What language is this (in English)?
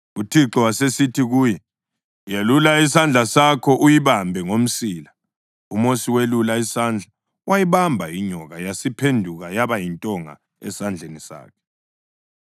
North Ndebele